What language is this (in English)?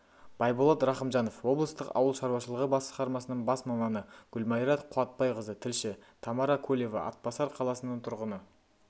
Kazakh